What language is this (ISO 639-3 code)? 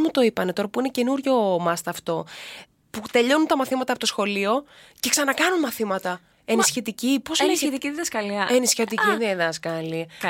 ell